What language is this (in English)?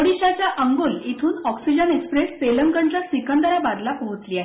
Marathi